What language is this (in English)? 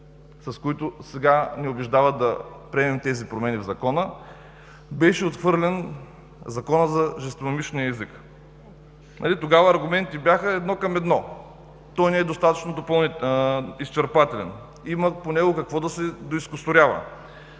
Bulgarian